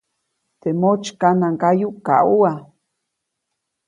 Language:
Copainalá Zoque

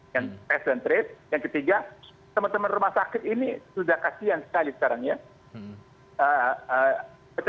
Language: Indonesian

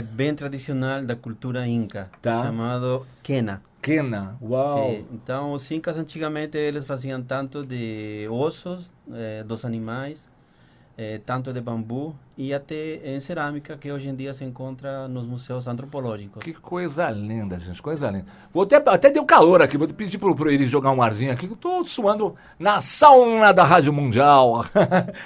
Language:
Portuguese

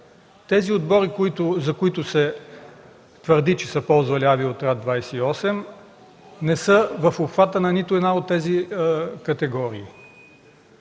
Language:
Bulgarian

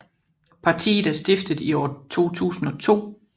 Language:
Danish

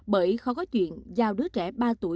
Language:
Vietnamese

